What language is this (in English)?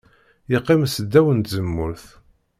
Kabyle